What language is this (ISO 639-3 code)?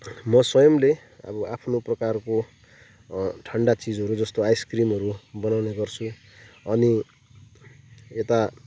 nep